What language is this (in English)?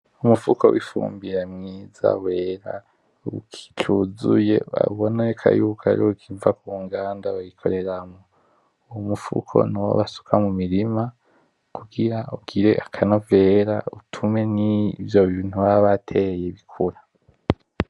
Rundi